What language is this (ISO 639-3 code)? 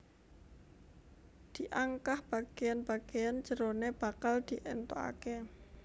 jav